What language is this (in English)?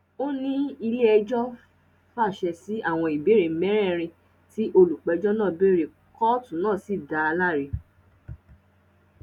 Yoruba